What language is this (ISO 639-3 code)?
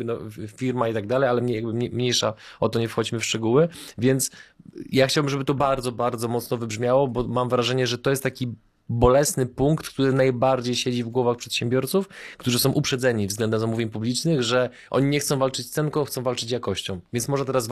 pol